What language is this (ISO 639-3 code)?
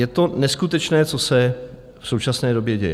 ces